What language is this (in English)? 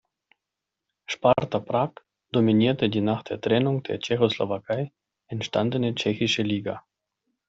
German